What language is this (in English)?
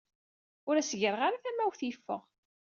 Kabyle